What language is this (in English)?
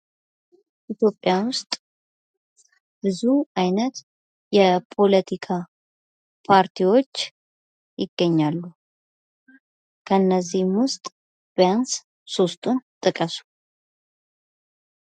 Amharic